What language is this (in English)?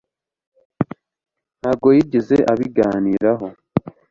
Kinyarwanda